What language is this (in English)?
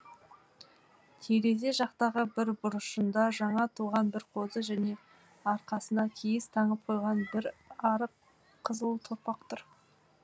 Kazakh